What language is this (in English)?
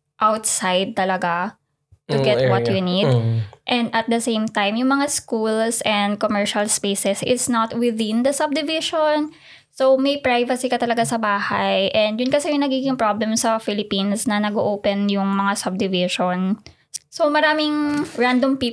Filipino